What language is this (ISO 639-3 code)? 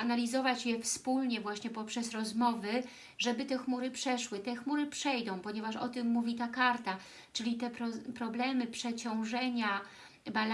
pol